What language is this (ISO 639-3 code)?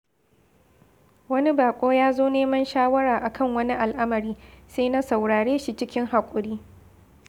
hau